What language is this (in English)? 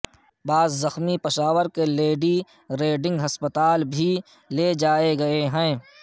Urdu